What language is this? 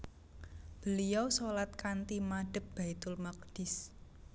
Javanese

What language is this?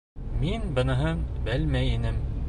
Bashkir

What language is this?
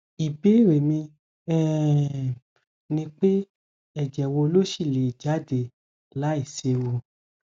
Yoruba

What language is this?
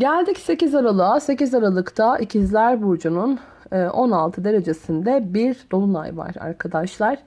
Turkish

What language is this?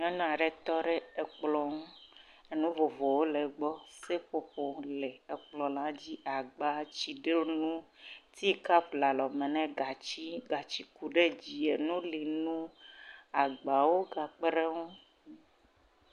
Ewe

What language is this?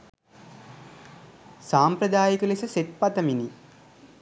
Sinhala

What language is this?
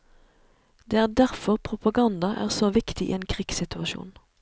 Norwegian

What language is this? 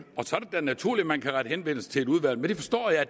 Danish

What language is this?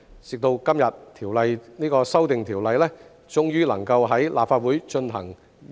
Cantonese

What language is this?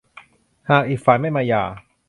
Thai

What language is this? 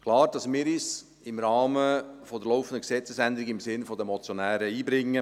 Swiss German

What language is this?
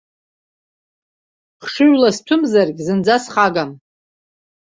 Abkhazian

